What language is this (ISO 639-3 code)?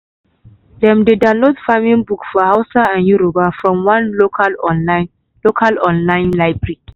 pcm